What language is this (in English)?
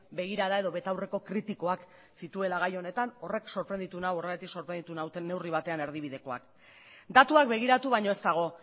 Basque